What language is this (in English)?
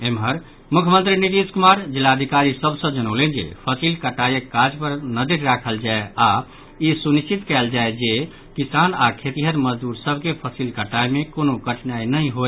Maithili